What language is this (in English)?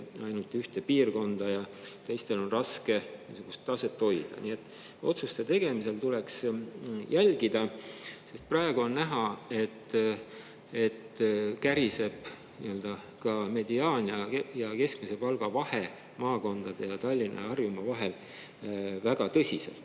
Estonian